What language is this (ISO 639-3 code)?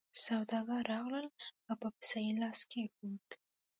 pus